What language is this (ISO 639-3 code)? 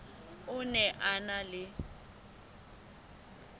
sot